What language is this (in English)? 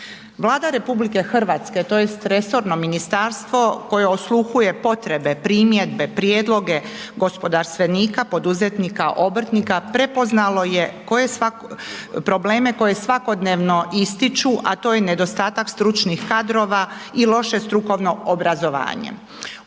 Croatian